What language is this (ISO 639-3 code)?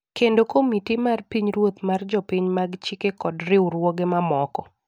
luo